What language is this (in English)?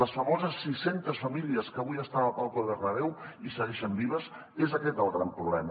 Catalan